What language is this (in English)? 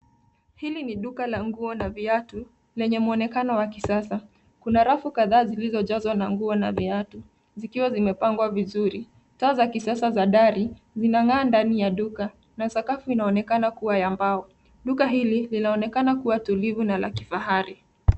Swahili